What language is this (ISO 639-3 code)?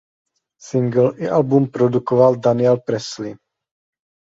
ces